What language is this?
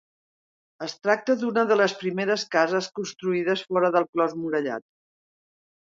Catalan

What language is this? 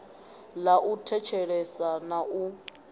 Venda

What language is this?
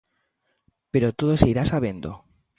Galician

